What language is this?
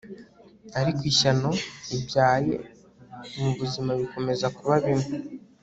Kinyarwanda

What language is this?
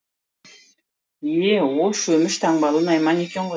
Kazakh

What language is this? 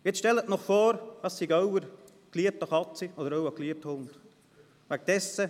Swiss German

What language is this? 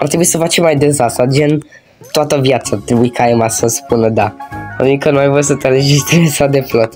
Romanian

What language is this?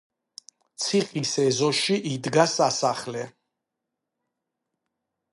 Georgian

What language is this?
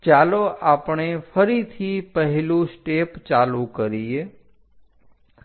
Gujarati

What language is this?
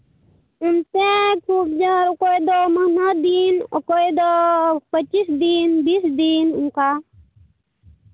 Santali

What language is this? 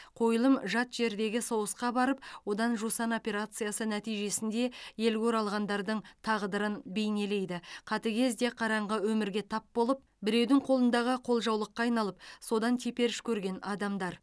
Kazakh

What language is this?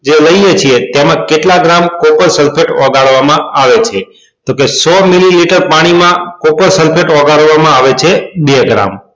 Gujarati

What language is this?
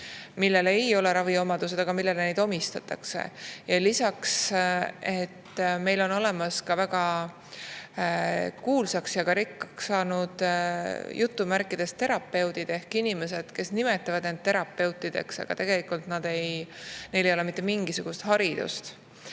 Estonian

